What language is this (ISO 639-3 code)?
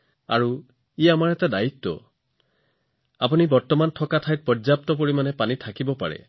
asm